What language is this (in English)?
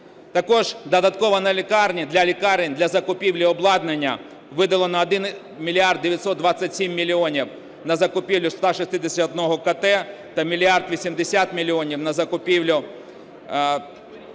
Ukrainian